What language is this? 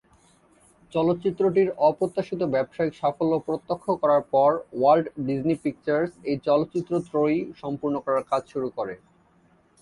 Bangla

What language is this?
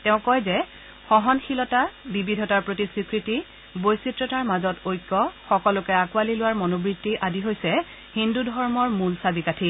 Assamese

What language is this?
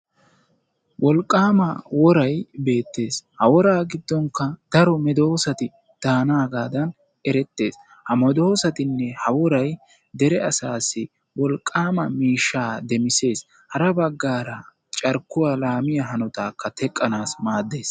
Wolaytta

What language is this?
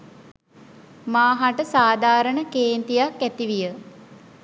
Sinhala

